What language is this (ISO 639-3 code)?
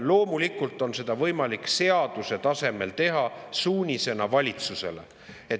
est